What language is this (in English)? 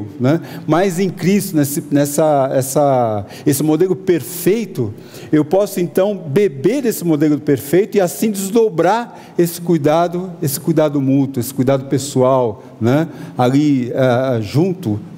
Portuguese